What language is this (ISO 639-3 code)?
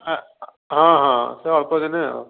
ori